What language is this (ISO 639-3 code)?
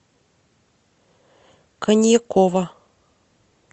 rus